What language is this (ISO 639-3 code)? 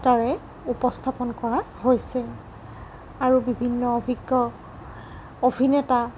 asm